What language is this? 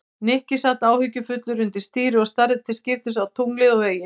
Icelandic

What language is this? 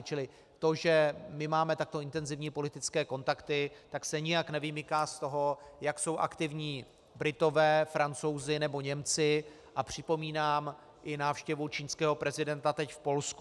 Czech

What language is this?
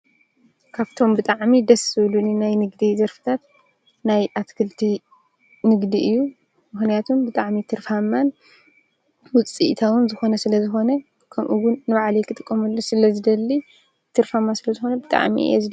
Tigrinya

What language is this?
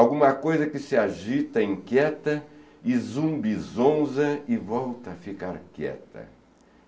Portuguese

